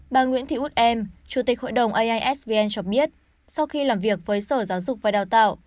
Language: Vietnamese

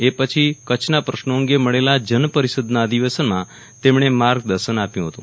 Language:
Gujarati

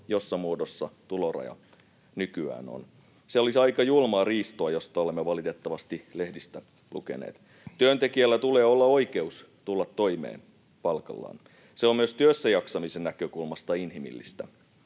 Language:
Finnish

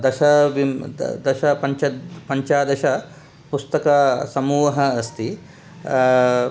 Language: Sanskrit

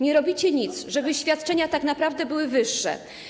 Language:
Polish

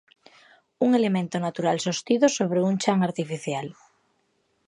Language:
Galician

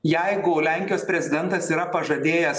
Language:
Lithuanian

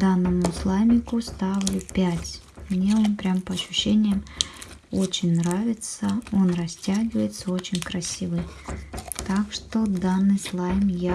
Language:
Russian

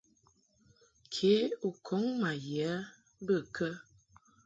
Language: Mungaka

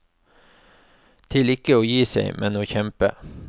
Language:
Norwegian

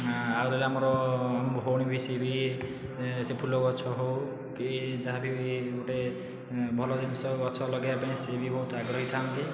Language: Odia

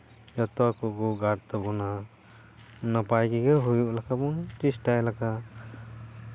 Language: Santali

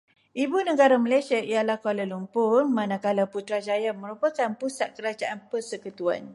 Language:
Malay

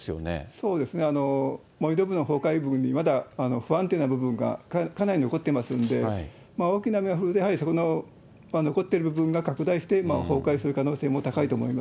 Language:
Japanese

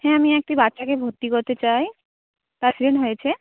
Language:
Bangla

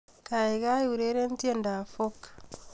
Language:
Kalenjin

